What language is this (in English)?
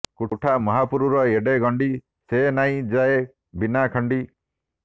Odia